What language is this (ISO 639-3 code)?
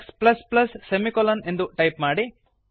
kan